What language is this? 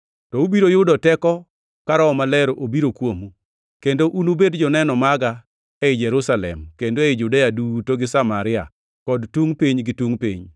Luo (Kenya and Tanzania)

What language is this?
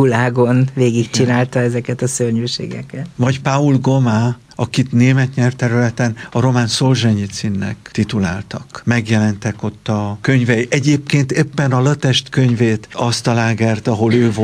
Hungarian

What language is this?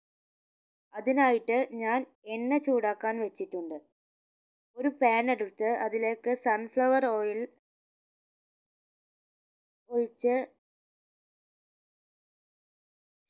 Malayalam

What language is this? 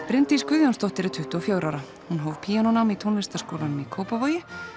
Icelandic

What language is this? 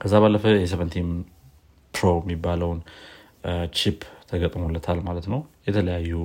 Amharic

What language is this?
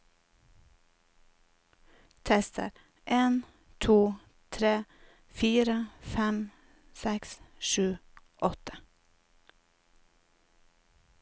Norwegian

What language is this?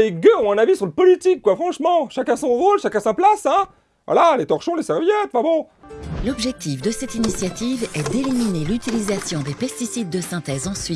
French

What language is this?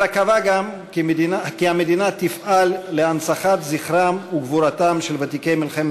Hebrew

